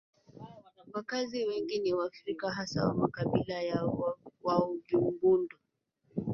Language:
Swahili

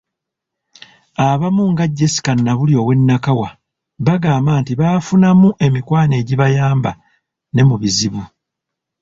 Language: Ganda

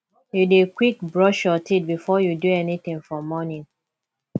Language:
Nigerian Pidgin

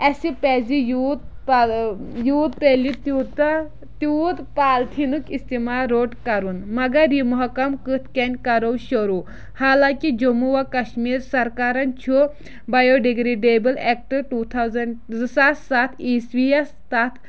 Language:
Kashmiri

